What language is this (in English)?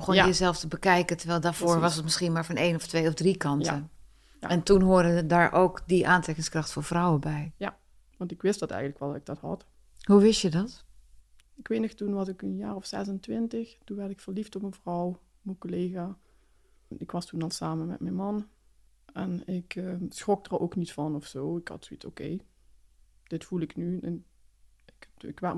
Dutch